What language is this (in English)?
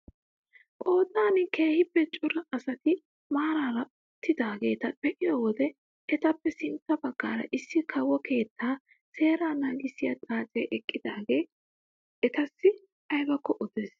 Wolaytta